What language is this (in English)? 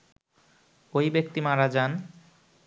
Bangla